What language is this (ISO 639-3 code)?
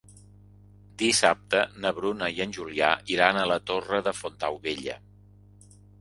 cat